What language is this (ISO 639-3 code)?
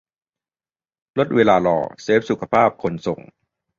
tha